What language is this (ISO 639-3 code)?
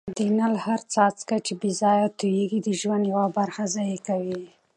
pus